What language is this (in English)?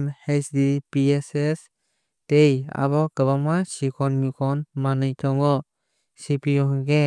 Kok Borok